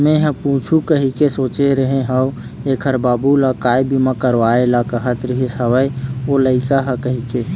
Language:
Chhattisgarhi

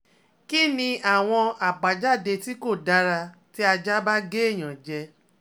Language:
Yoruba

